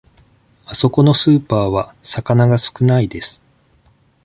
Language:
Japanese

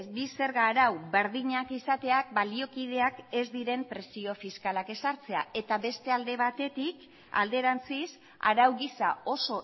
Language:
Basque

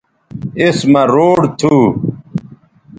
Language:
Bateri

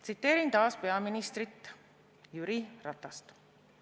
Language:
Estonian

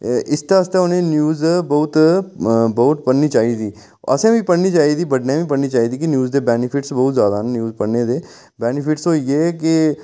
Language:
Dogri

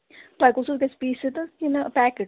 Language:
Kashmiri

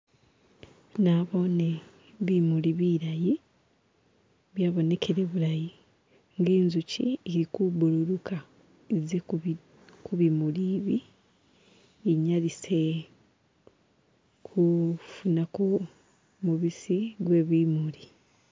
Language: Masaaba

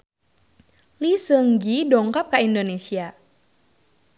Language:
Sundanese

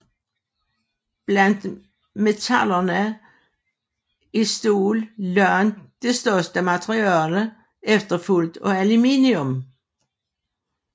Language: Danish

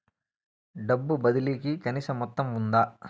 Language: Telugu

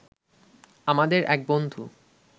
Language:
Bangla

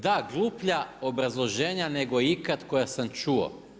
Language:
Croatian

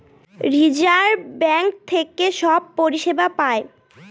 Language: Bangla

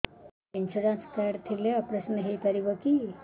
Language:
Odia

